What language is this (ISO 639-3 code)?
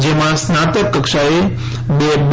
guj